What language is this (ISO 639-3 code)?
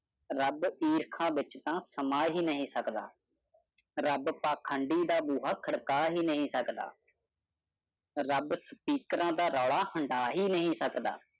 pan